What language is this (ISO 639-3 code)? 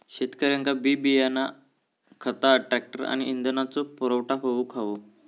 mar